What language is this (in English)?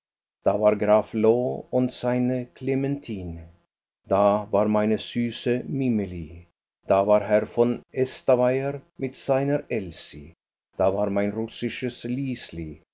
German